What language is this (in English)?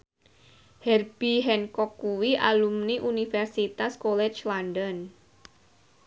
Javanese